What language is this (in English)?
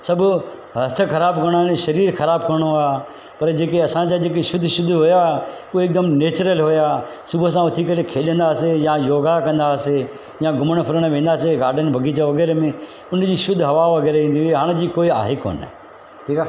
Sindhi